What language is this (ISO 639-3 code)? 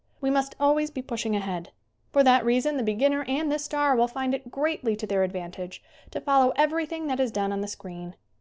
eng